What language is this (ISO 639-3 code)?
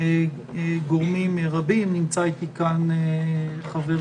heb